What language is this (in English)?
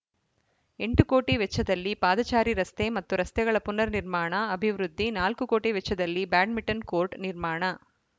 Kannada